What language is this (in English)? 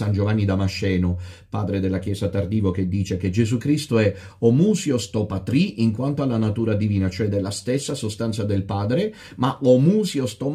Italian